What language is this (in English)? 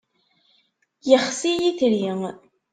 Kabyle